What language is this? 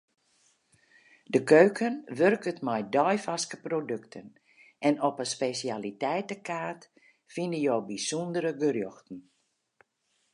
Western Frisian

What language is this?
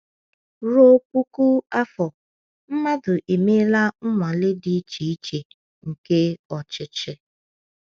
Igbo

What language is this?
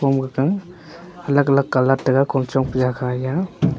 Wancho Naga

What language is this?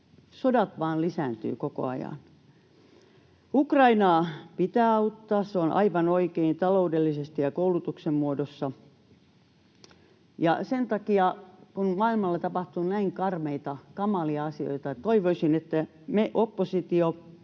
Finnish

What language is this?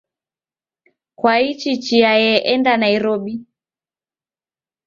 Taita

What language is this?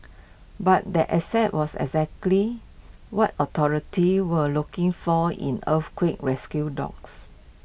English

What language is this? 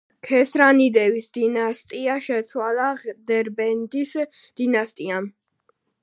Georgian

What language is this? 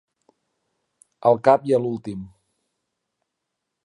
Catalan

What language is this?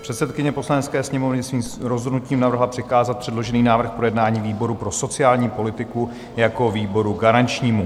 Czech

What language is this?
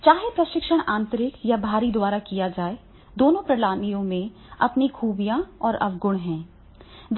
Hindi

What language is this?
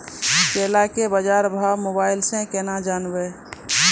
Maithili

